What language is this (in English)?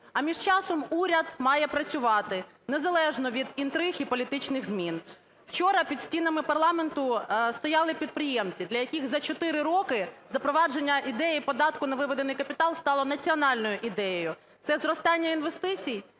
Ukrainian